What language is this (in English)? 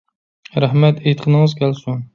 Uyghur